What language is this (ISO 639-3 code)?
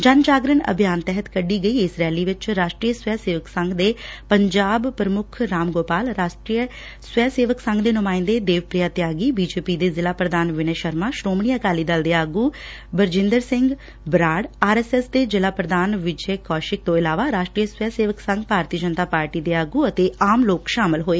pan